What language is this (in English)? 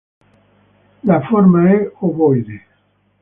Italian